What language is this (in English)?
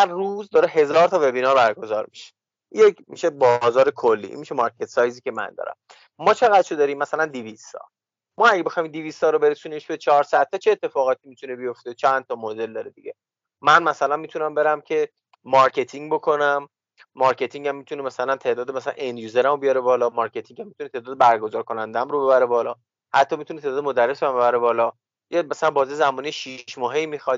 Persian